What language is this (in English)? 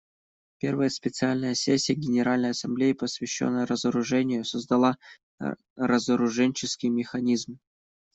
Russian